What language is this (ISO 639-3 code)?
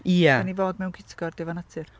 cym